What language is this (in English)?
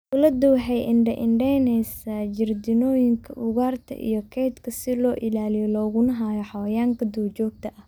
Somali